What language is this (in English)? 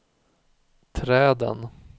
Swedish